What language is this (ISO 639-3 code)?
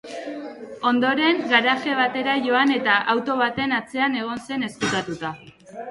eus